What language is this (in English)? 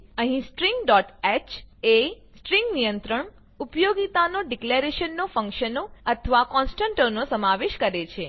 Gujarati